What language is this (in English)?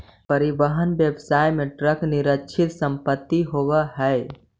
Magahi